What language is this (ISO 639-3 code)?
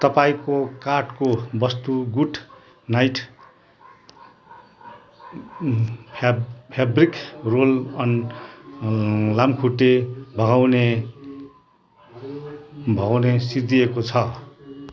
nep